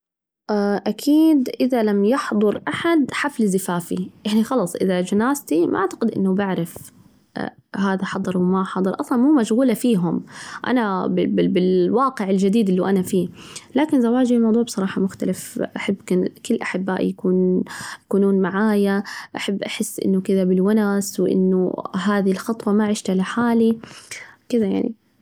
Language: Najdi Arabic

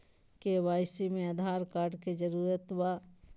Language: Magahi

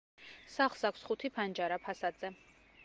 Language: Georgian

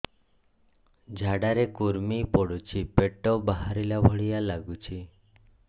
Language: Odia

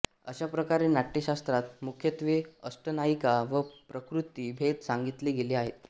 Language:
Marathi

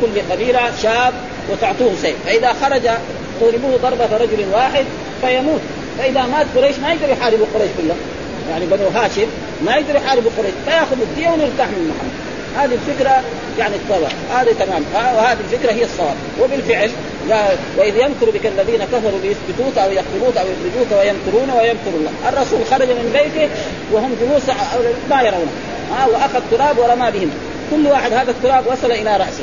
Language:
Arabic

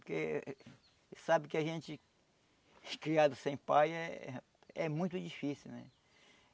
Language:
Portuguese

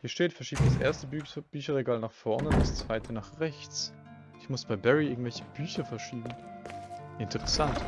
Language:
German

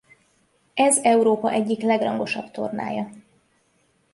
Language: Hungarian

